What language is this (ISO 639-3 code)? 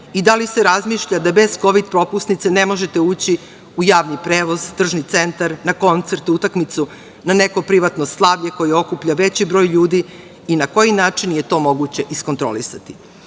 srp